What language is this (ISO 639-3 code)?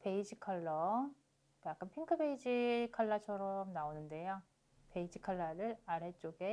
kor